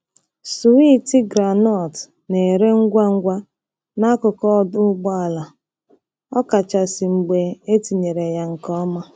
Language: Igbo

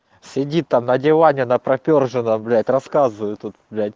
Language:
Russian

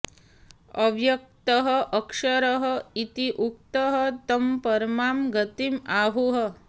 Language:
Sanskrit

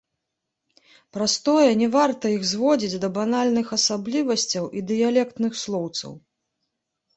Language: Belarusian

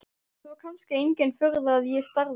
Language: Icelandic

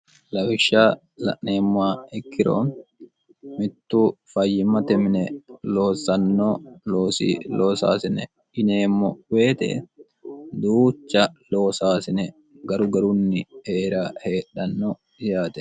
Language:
Sidamo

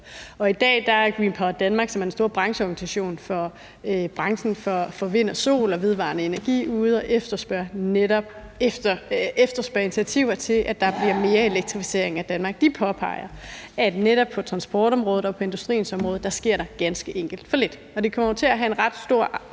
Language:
Danish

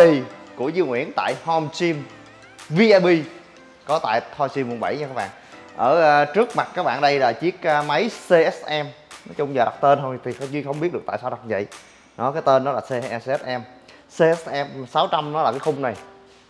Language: Vietnamese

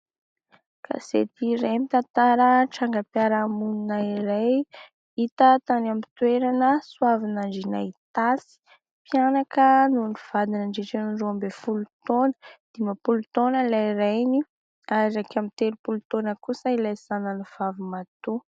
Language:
Malagasy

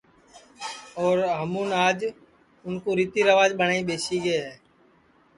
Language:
Sansi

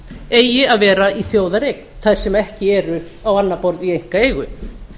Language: Icelandic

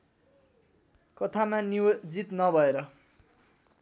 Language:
Nepali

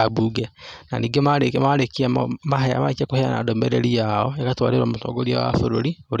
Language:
Kikuyu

